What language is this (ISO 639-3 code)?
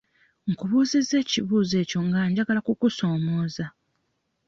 lug